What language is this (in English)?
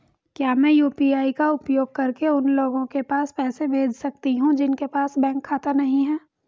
Hindi